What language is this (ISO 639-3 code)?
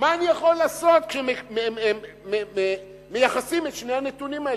heb